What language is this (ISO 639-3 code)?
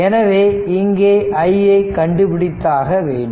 tam